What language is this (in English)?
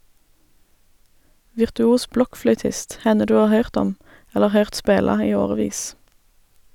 Norwegian